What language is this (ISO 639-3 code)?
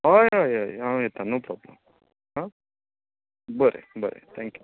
kok